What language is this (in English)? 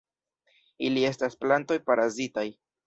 Esperanto